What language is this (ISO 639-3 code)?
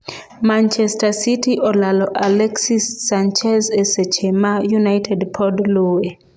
luo